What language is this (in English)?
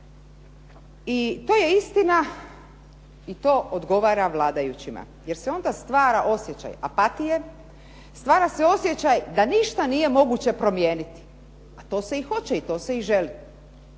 Croatian